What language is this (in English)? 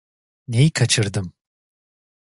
Turkish